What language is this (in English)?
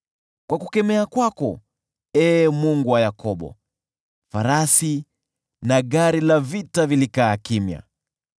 Swahili